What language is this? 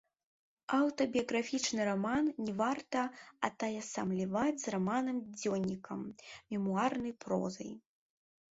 Belarusian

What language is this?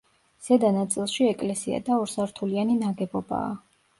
Georgian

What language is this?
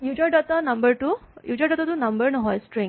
Assamese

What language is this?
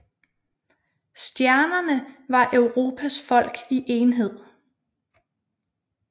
Danish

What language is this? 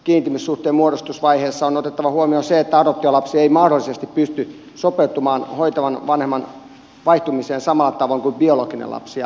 Finnish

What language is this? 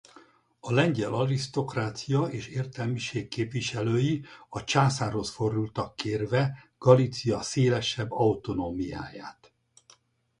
Hungarian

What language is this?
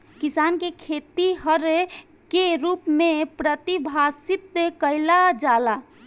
Bhojpuri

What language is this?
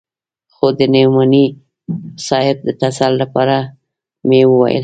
Pashto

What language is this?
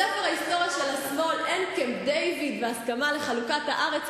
Hebrew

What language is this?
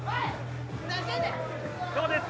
Japanese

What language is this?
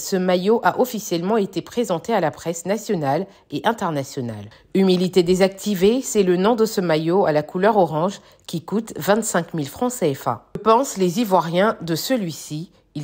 French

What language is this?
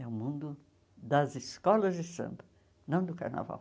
Portuguese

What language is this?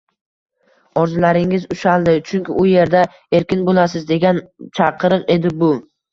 Uzbek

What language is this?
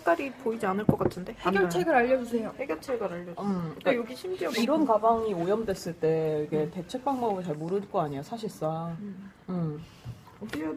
Korean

